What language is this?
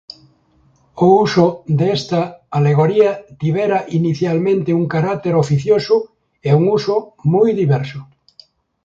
Galician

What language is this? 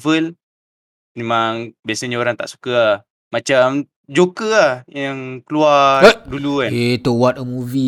Malay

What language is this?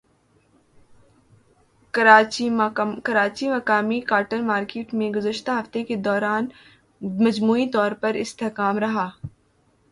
Urdu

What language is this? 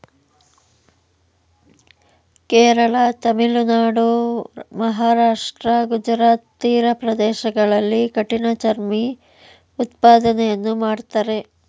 Kannada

